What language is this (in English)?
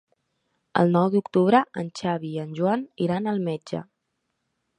Catalan